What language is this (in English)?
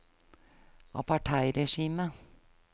Norwegian